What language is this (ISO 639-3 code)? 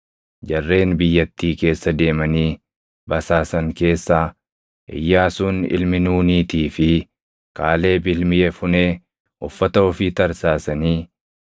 orm